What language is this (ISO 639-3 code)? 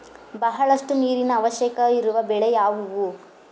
kan